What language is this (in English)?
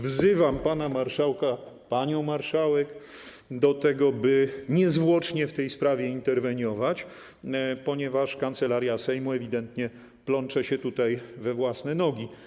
Polish